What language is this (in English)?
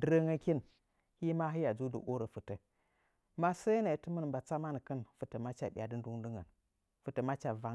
Nzanyi